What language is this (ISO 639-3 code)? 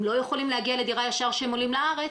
heb